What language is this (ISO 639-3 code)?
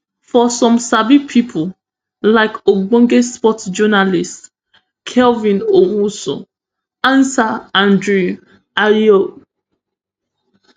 pcm